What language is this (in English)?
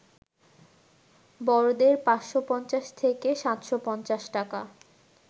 Bangla